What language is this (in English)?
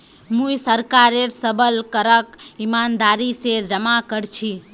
Magahi